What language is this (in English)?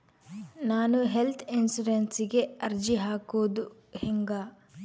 Kannada